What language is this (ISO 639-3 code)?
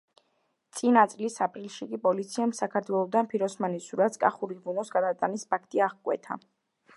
kat